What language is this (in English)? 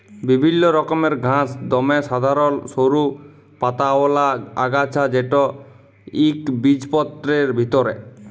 Bangla